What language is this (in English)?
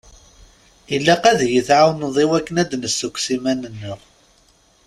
Kabyle